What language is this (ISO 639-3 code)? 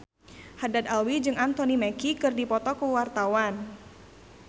sun